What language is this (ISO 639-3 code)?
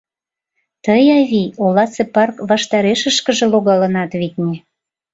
chm